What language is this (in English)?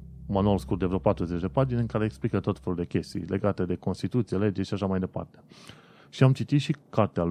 Romanian